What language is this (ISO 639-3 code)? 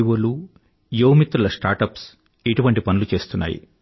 tel